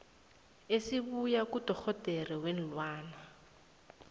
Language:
South Ndebele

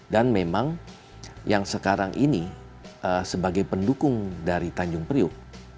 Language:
Indonesian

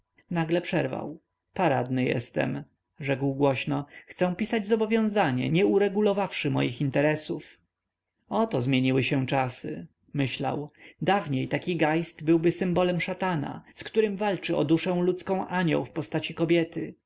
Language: Polish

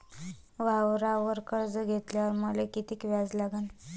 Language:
Marathi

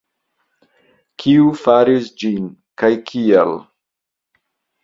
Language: Esperanto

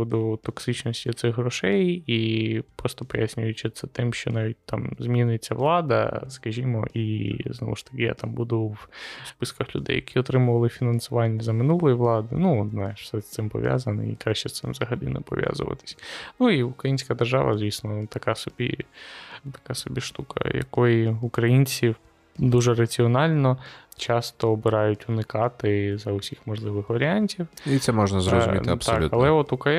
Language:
Ukrainian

